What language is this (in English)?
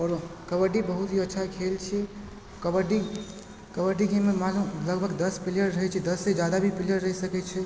Maithili